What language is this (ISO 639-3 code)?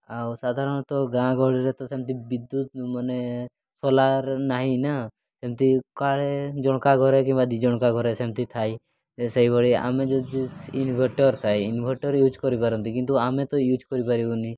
ori